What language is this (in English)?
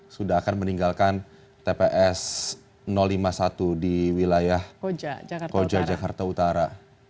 Indonesian